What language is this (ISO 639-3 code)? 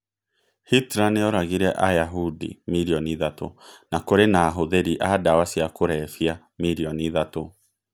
kik